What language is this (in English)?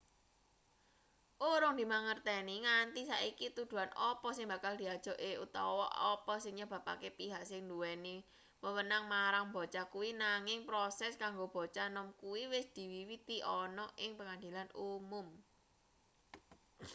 Javanese